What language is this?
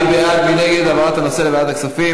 Hebrew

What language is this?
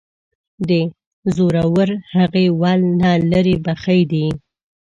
Pashto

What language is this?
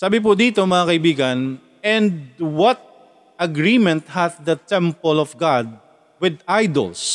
Filipino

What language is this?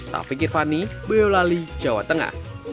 Indonesian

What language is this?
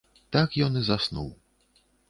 Belarusian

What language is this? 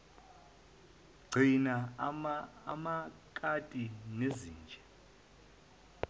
Zulu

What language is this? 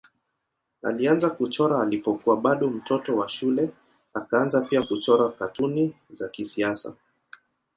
Swahili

